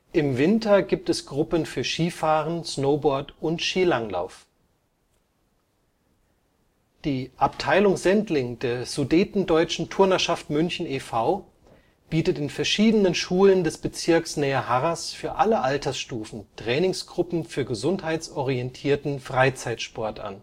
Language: German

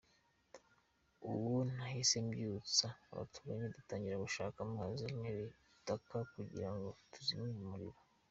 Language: Kinyarwanda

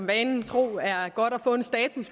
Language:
Danish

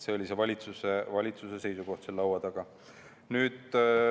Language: Estonian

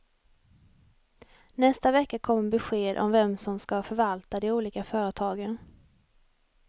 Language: Swedish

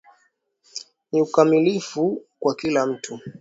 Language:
Swahili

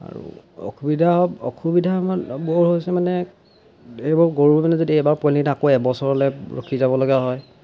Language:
Assamese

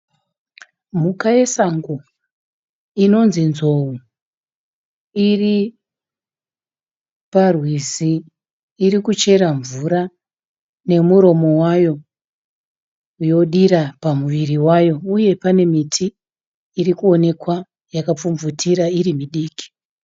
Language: Shona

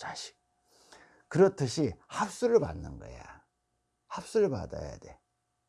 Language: Korean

